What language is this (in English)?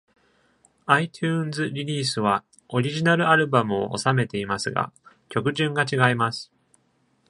Japanese